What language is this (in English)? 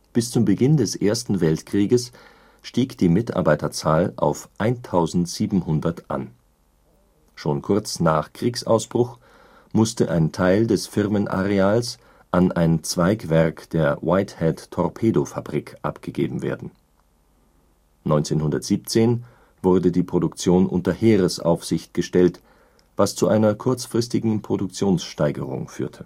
German